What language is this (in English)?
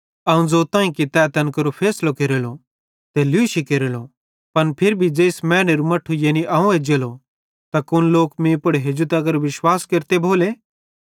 Bhadrawahi